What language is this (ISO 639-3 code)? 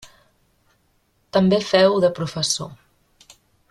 cat